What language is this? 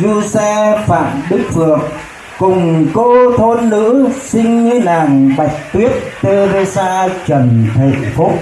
Vietnamese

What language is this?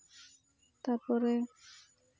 Santali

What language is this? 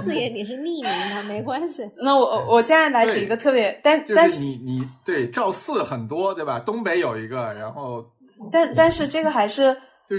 Chinese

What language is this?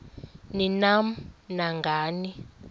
Xhosa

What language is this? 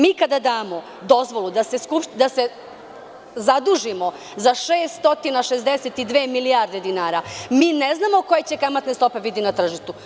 Serbian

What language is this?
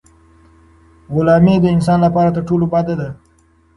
Pashto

